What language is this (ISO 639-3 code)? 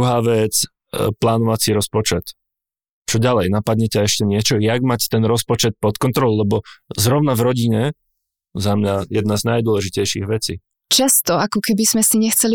ces